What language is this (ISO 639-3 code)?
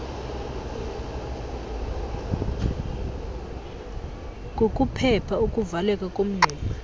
xho